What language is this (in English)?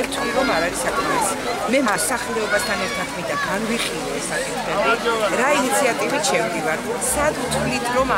Italian